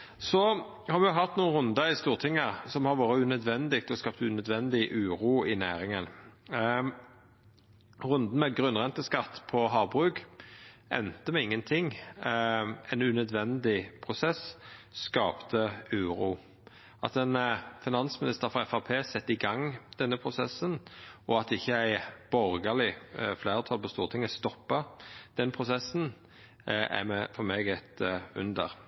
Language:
Norwegian Nynorsk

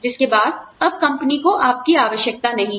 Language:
Hindi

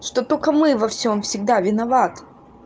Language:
Russian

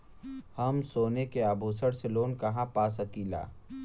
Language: Bhojpuri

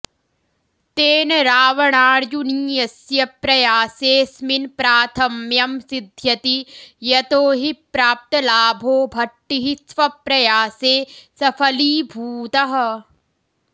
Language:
Sanskrit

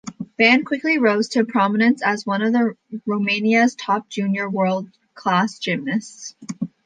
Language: English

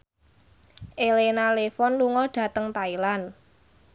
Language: Javanese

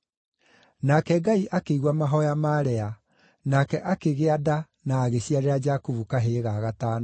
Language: Kikuyu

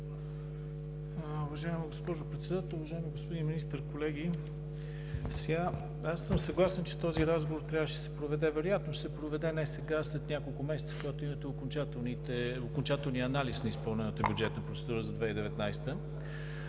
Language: Bulgarian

